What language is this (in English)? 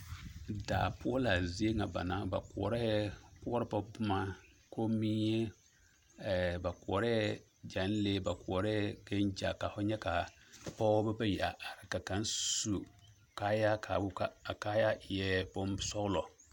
Southern Dagaare